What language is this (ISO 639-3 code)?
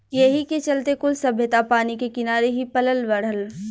bho